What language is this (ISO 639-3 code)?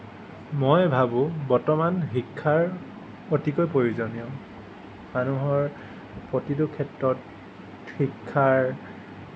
asm